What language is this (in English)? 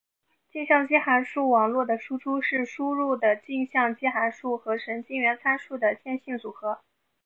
Chinese